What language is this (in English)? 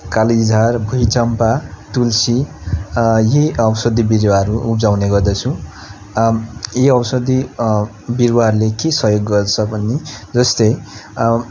Nepali